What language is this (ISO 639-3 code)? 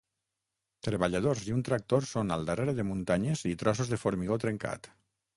cat